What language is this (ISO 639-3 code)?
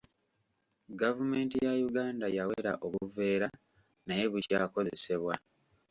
lug